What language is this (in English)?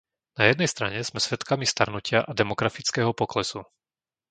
Slovak